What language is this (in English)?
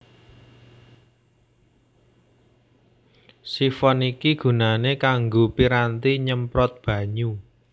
Javanese